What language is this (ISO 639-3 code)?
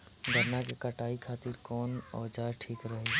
bho